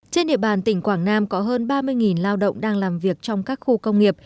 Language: Vietnamese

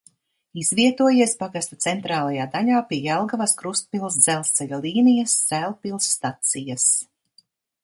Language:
Latvian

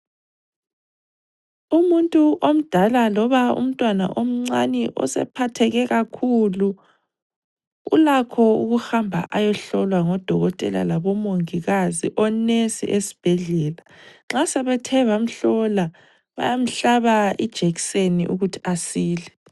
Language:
North Ndebele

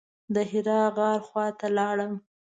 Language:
Pashto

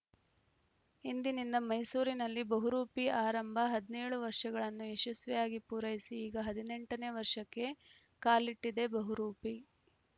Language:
Kannada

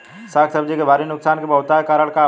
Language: Bhojpuri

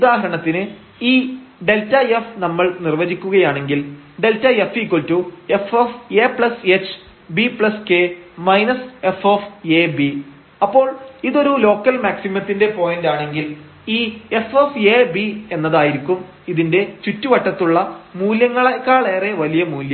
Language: Malayalam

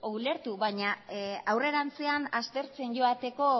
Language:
Basque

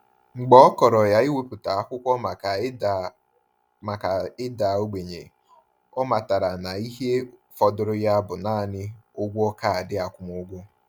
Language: Igbo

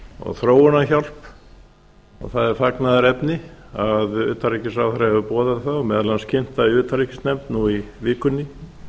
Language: Icelandic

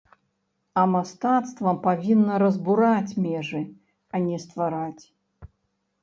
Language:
Belarusian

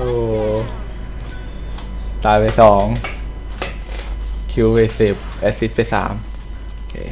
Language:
Thai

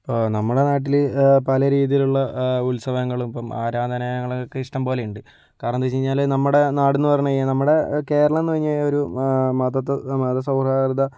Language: Malayalam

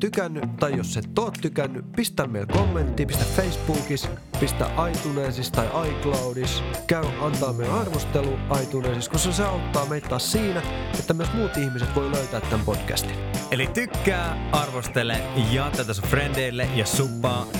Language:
Finnish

